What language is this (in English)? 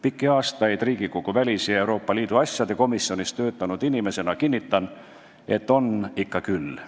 Estonian